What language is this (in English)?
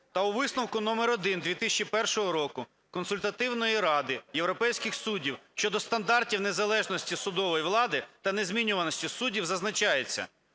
Ukrainian